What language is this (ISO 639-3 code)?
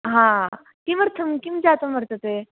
san